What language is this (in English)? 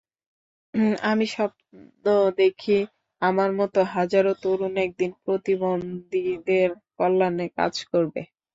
Bangla